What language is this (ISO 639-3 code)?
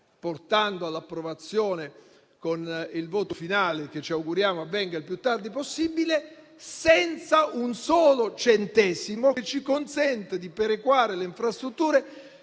ita